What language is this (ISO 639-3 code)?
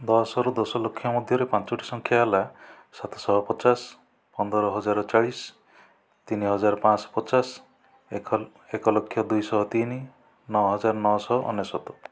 ori